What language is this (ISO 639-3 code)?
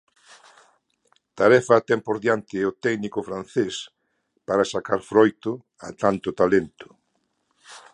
glg